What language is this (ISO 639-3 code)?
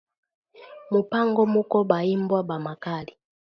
swa